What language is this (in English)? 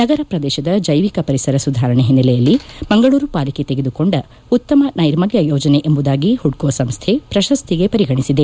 Kannada